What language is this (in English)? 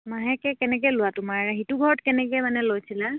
Assamese